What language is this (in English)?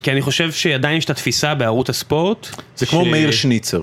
Hebrew